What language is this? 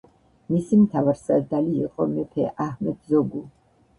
Georgian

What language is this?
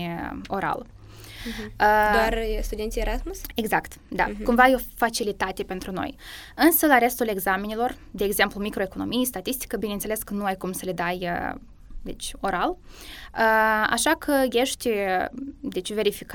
Romanian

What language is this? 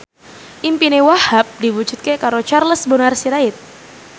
Javanese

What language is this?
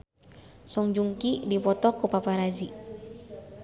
Sundanese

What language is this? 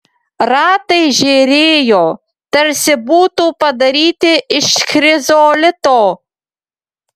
Lithuanian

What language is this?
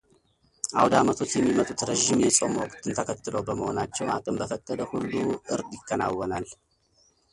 Amharic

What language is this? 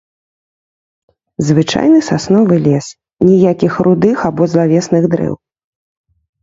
Belarusian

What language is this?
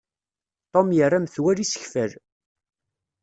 Kabyle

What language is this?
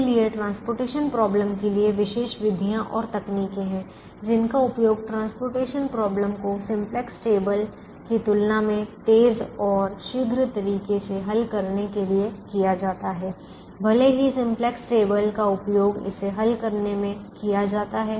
Hindi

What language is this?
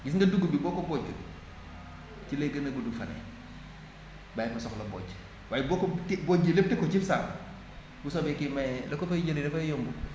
Wolof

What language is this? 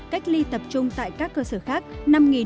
Vietnamese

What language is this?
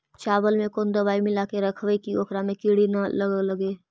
Magahi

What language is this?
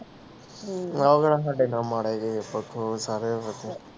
Punjabi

